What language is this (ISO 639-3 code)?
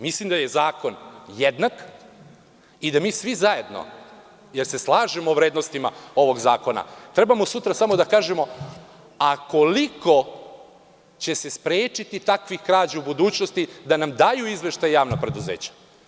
srp